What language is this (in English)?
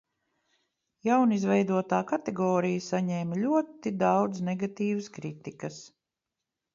Latvian